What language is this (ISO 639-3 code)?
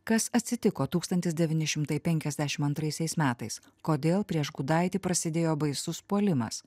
lit